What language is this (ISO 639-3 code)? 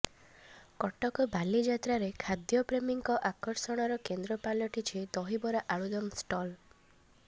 ori